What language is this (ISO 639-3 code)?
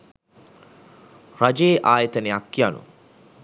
sin